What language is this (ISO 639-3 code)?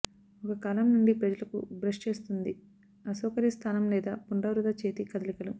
tel